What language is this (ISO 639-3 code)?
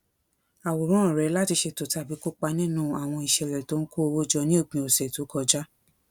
yor